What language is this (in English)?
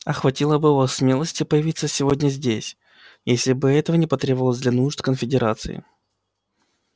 Russian